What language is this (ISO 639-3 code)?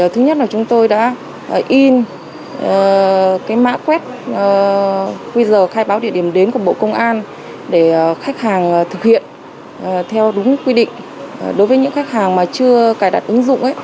vie